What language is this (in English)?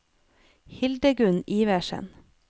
Norwegian